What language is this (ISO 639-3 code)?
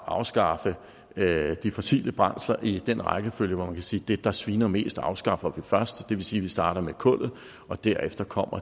dan